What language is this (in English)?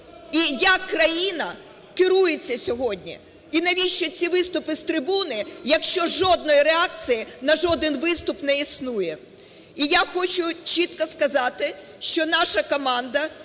Ukrainian